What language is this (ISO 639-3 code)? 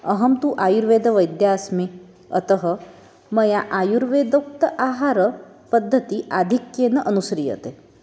san